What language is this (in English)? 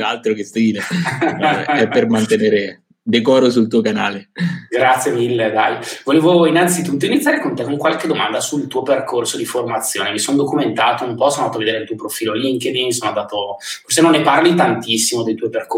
Italian